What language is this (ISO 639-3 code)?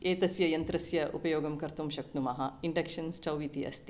san